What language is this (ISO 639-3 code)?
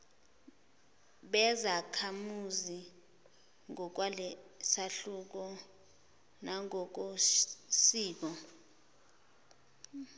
zul